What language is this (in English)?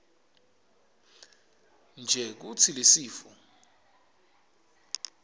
Swati